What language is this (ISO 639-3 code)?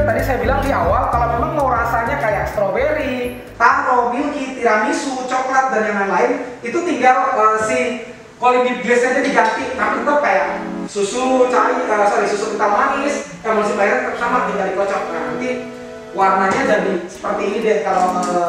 ind